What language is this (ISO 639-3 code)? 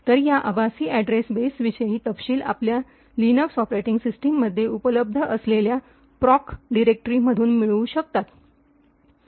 mar